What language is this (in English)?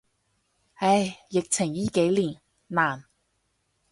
Cantonese